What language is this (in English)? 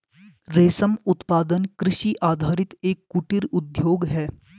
Hindi